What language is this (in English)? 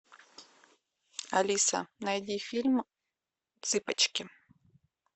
Russian